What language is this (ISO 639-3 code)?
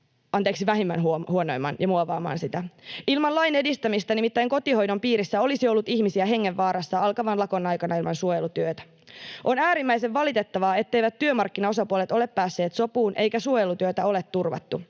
fin